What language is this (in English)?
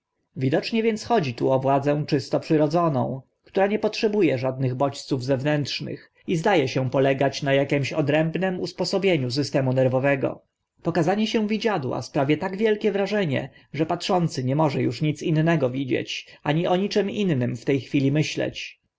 Polish